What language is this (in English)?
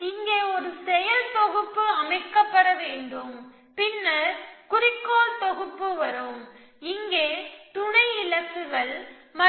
Tamil